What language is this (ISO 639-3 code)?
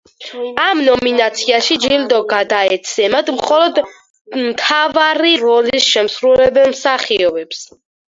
kat